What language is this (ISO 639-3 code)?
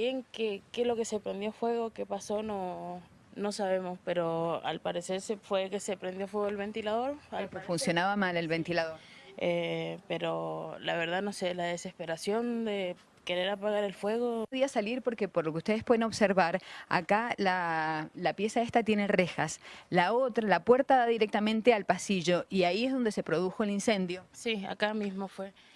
spa